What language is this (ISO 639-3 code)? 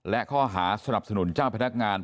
tha